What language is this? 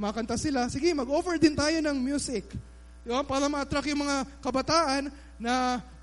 Filipino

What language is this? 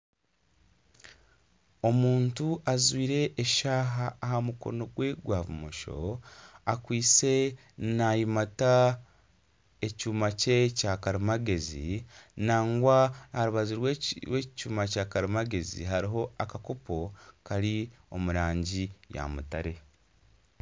Nyankole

